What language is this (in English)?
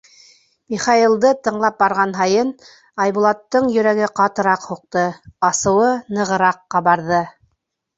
Bashkir